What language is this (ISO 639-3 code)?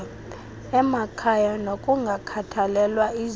xho